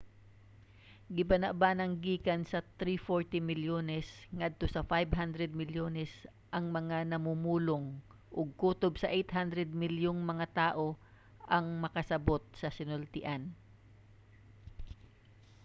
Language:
Cebuano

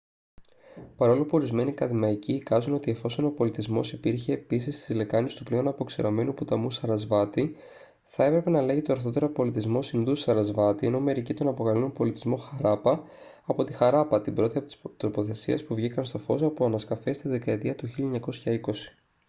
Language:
Greek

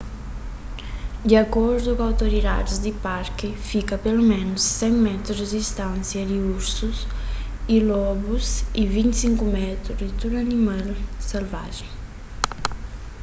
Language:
Kabuverdianu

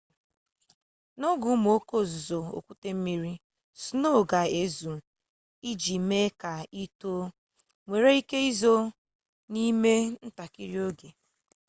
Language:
Igbo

